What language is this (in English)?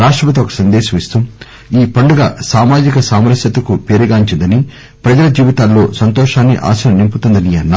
Telugu